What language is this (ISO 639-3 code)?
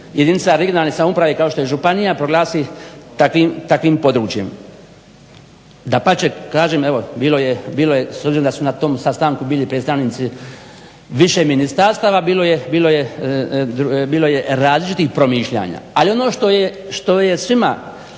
hrv